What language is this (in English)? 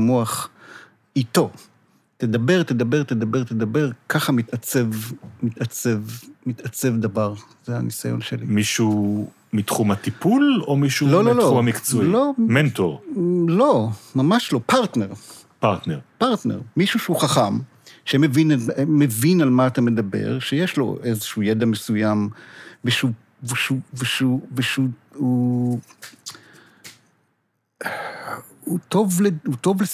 Hebrew